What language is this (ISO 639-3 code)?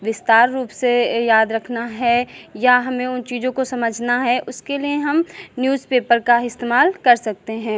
hin